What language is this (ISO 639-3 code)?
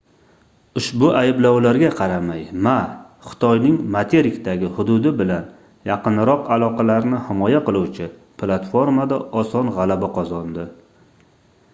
uzb